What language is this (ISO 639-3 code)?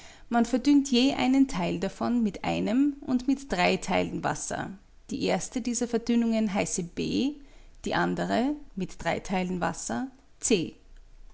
deu